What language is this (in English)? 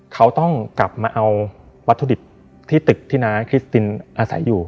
Thai